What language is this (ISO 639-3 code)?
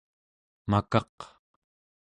esu